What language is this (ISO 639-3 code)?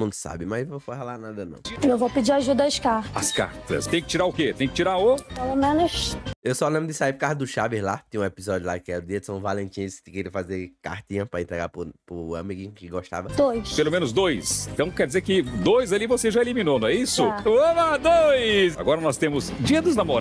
por